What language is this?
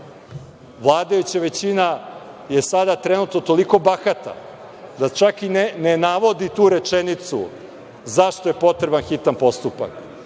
Serbian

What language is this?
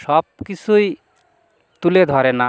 Bangla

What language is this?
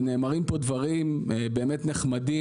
Hebrew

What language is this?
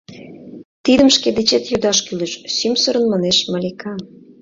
Mari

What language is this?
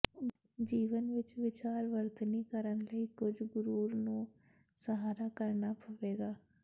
Punjabi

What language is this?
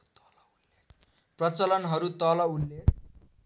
Nepali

